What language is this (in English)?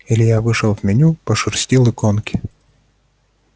Russian